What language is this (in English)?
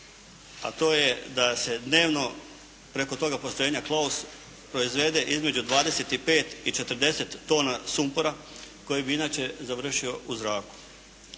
Croatian